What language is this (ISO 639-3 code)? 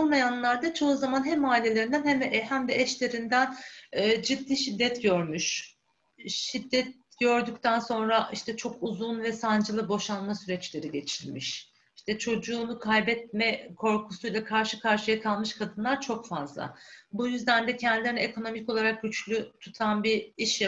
tur